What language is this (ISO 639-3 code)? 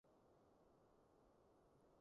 yue